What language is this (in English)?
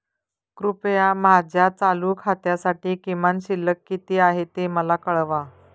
Marathi